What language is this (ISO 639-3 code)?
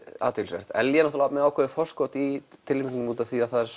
isl